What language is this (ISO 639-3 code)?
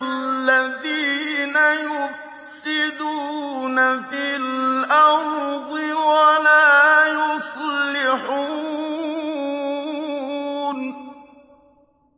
ara